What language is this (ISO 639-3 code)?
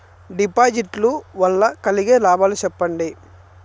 tel